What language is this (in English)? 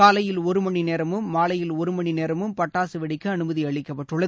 Tamil